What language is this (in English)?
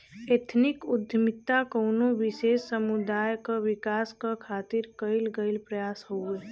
Bhojpuri